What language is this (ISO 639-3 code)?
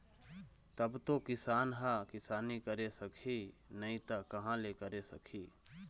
hne